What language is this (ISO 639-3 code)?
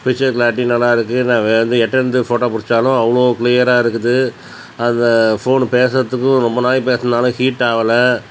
tam